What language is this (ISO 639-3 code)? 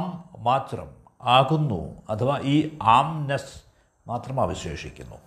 mal